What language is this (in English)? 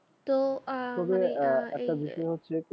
Bangla